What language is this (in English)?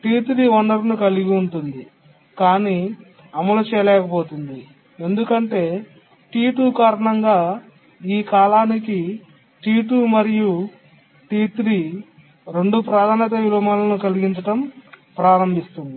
Telugu